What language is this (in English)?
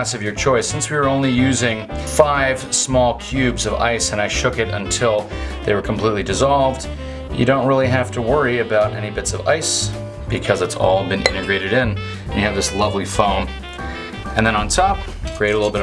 English